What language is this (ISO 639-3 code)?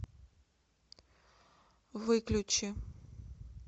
rus